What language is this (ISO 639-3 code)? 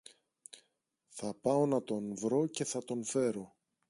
ell